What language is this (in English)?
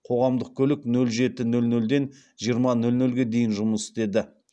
Kazakh